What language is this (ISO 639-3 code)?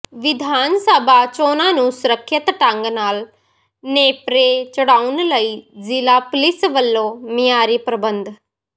pan